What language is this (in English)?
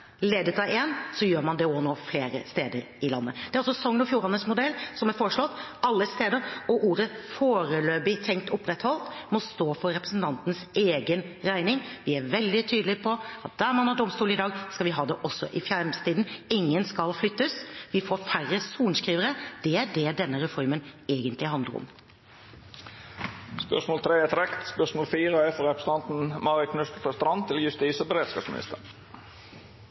Norwegian